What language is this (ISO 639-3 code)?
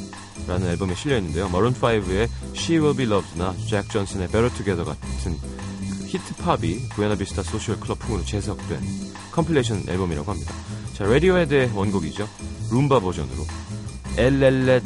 kor